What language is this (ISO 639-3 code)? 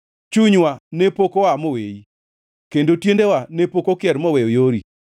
luo